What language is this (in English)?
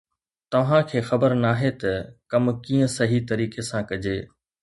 Sindhi